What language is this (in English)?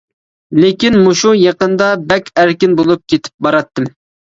Uyghur